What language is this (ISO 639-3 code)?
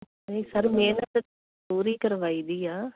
pan